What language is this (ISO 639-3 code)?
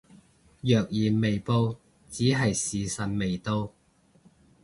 yue